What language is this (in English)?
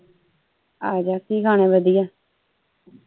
Punjabi